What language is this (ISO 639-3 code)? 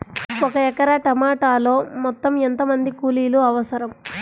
tel